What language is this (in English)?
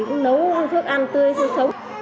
Vietnamese